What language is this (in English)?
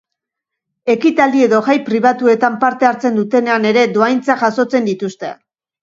Basque